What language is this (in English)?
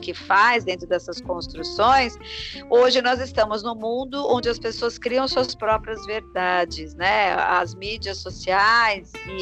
Portuguese